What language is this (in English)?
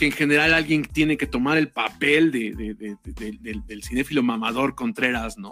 Spanish